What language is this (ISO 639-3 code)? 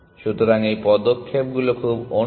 ben